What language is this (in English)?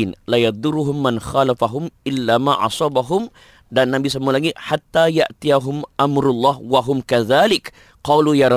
Malay